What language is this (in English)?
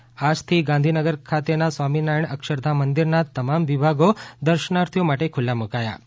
Gujarati